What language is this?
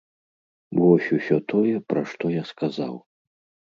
Belarusian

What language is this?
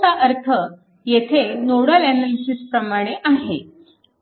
Marathi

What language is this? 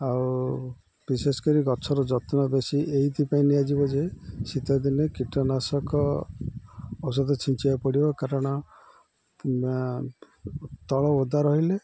Odia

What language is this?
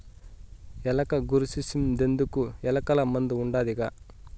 Telugu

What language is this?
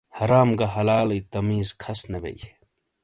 Shina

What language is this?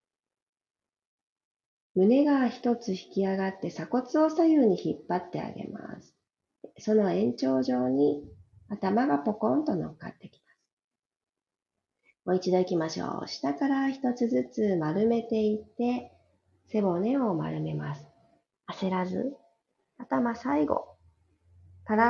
Japanese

